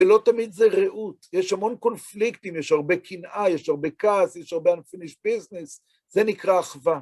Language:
Hebrew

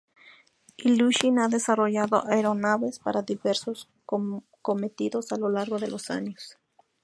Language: Spanish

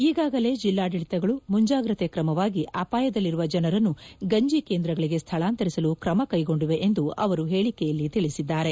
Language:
Kannada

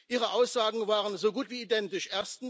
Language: German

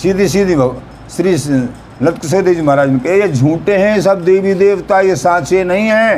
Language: Hindi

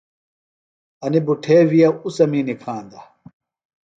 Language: Phalura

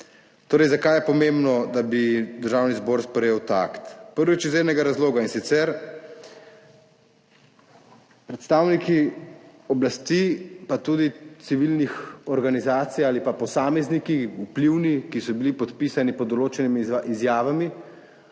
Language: Slovenian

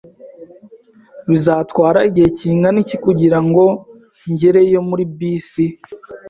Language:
Kinyarwanda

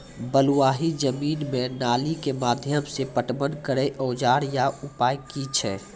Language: Maithili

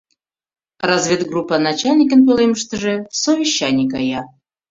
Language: Mari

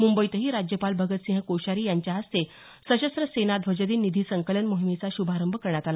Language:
Marathi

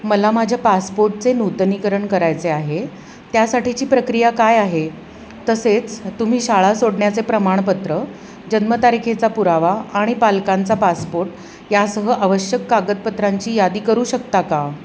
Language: Marathi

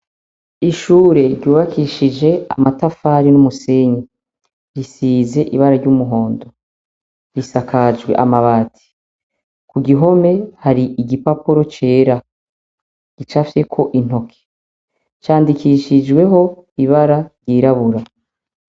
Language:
Rundi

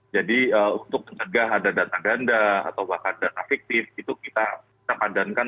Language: Indonesian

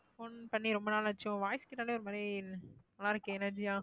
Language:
Tamil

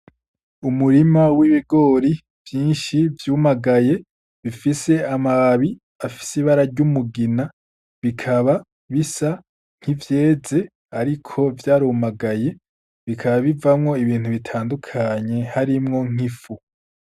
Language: Rundi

